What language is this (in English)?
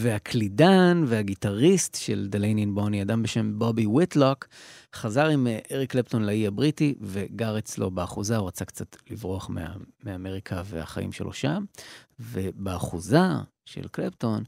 Hebrew